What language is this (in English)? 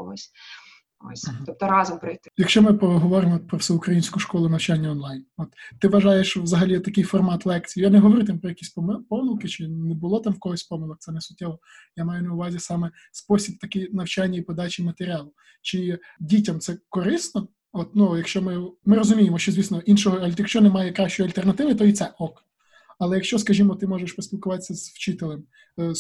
Ukrainian